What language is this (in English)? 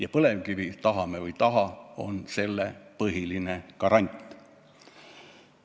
Estonian